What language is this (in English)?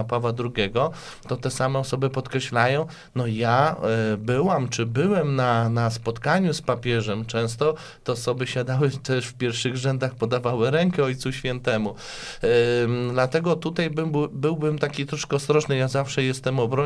Polish